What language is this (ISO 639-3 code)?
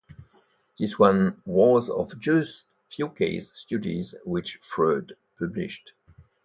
eng